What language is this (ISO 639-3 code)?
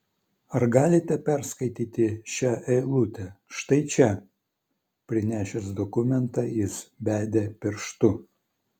lit